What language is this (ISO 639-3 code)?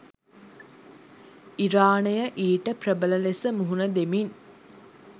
sin